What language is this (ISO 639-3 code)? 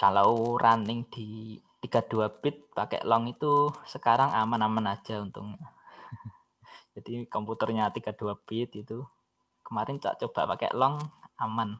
ind